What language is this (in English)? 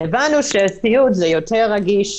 Hebrew